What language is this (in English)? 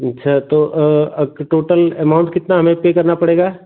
Hindi